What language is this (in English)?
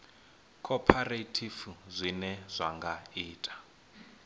Venda